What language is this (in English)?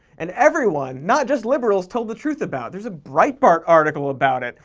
English